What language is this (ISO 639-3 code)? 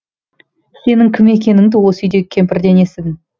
kaz